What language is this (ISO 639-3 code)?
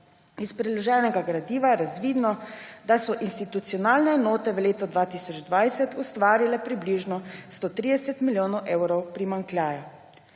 slv